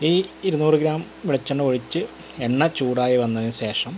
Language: Malayalam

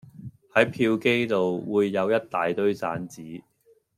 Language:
Cantonese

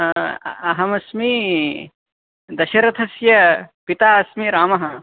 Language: Sanskrit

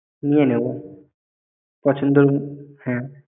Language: Bangla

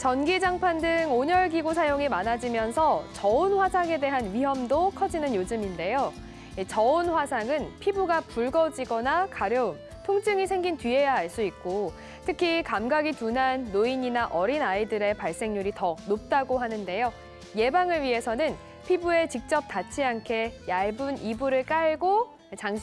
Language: Korean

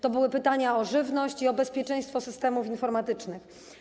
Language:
Polish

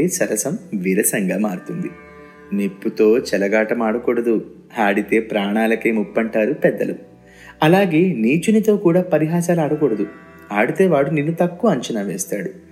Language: Telugu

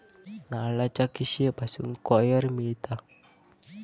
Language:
Marathi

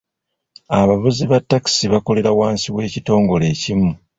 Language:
Ganda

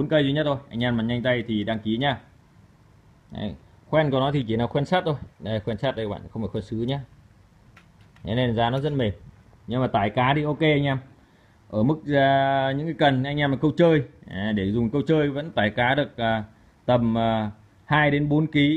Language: Vietnamese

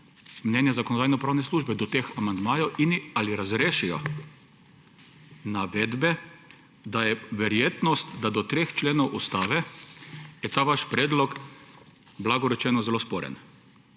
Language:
Slovenian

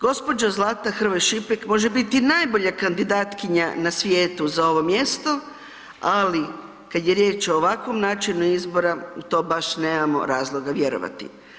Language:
Croatian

